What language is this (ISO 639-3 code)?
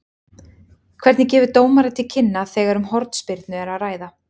isl